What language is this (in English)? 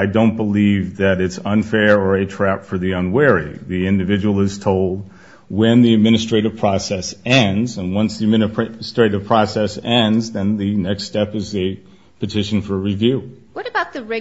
English